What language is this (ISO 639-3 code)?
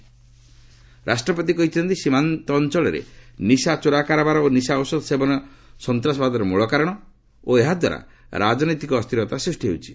ori